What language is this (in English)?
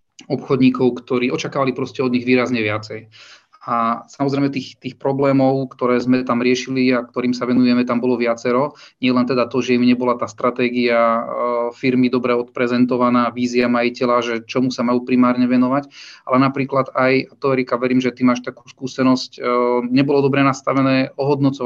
Slovak